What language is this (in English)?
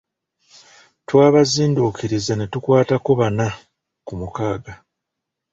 Ganda